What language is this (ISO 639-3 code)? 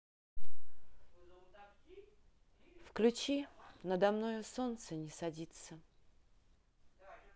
rus